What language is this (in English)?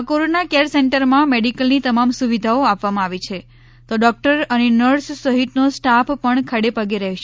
Gujarati